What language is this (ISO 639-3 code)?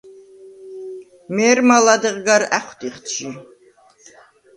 sva